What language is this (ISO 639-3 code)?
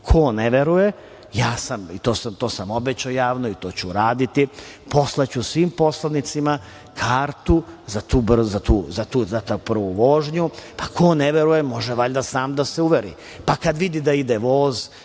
srp